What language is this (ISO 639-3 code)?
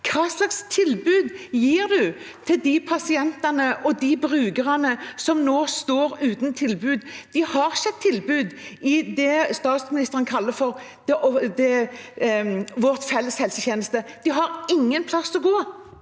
nor